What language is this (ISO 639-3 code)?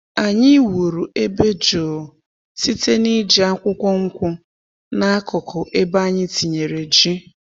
ibo